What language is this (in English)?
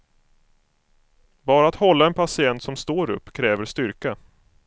Swedish